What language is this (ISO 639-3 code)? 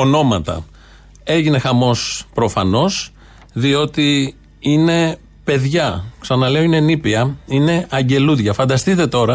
ell